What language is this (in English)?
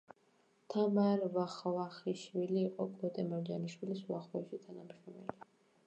Georgian